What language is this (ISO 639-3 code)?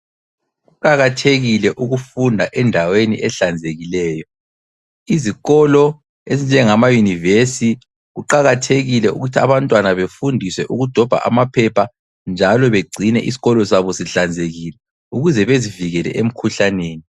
nde